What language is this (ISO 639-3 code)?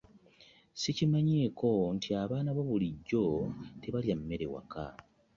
lug